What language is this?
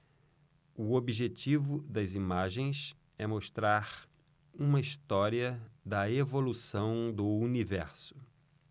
Portuguese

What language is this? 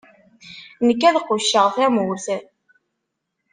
Kabyle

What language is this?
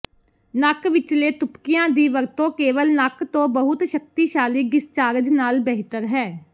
Punjabi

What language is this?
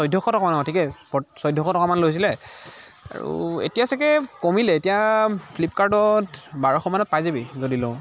Assamese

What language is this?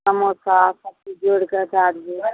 Maithili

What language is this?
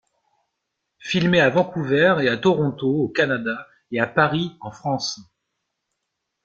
French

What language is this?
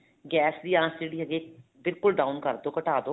Punjabi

